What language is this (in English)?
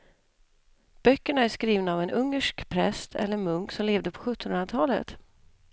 Swedish